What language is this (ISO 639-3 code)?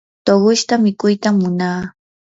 qur